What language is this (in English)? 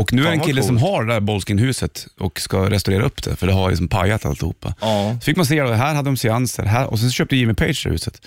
Swedish